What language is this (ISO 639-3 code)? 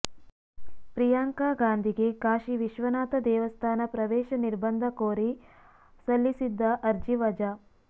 kan